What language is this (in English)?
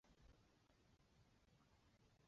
Chinese